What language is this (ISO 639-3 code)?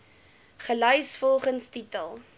afr